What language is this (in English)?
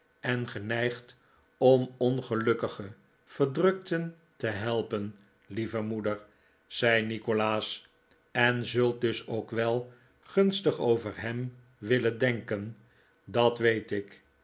Dutch